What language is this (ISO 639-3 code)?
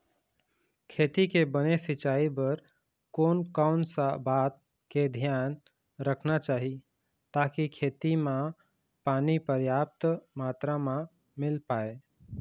hne